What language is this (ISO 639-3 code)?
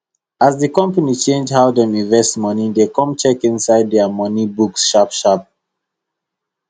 pcm